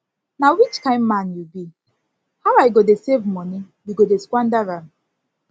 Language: Nigerian Pidgin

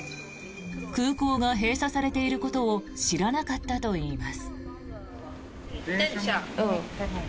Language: Japanese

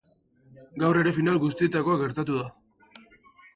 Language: Basque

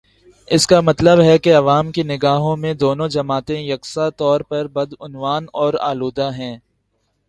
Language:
Urdu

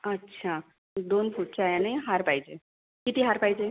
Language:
Marathi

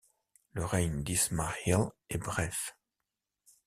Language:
French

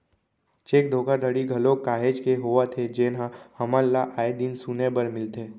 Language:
Chhattisgarhi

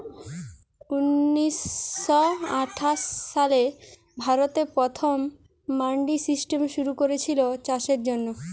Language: Bangla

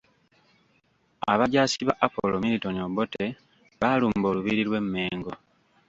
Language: Ganda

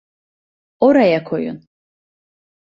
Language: Turkish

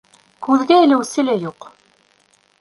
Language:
Bashkir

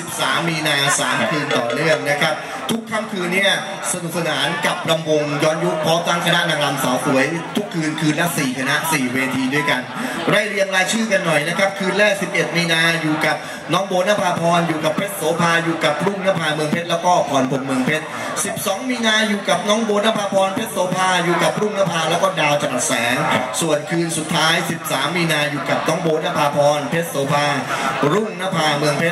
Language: Thai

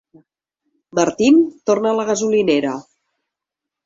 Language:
Catalan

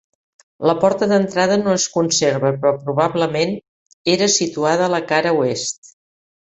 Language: Catalan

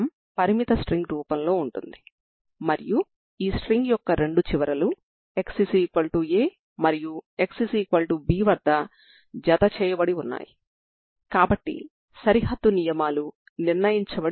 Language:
Telugu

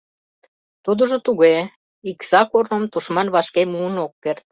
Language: Mari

